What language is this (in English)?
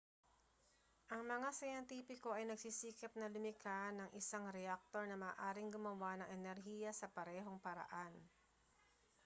Filipino